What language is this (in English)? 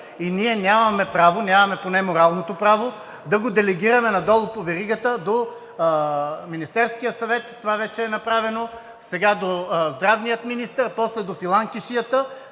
Bulgarian